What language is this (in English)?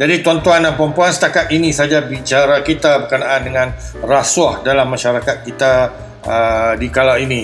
Malay